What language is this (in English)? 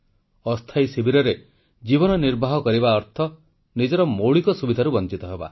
Odia